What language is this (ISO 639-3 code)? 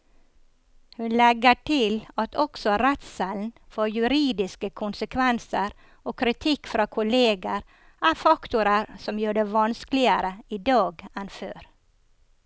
nor